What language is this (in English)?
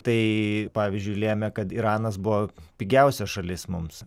Lithuanian